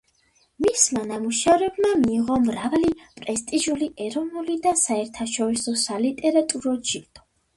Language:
Georgian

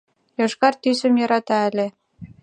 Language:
Mari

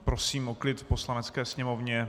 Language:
Czech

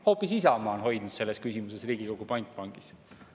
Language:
Estonian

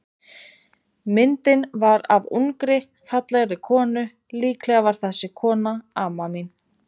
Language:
Icelandic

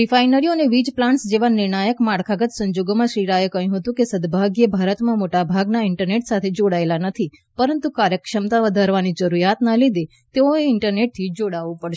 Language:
Gujarati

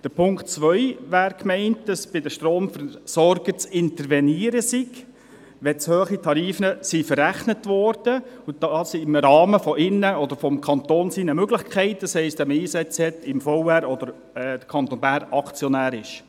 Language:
Swiss German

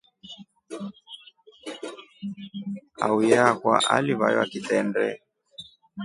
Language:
Rombo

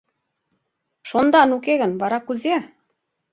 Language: Mari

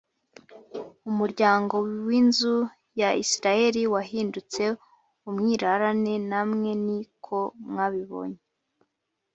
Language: Kinyarwanda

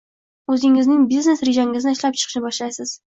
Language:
Uzbek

